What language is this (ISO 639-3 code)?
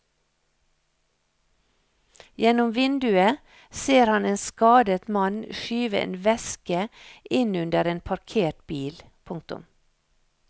nor